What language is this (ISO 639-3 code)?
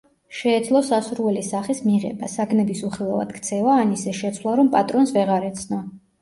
kat